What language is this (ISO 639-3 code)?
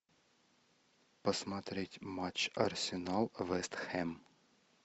rus